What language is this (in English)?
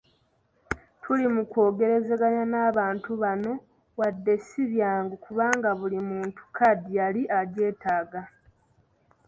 Ganda